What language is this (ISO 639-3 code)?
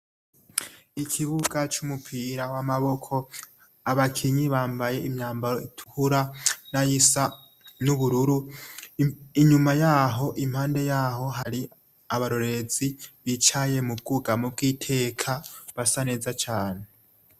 run